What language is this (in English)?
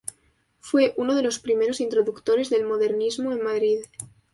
Spanish